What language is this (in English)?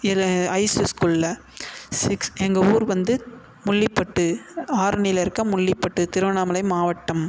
Tamil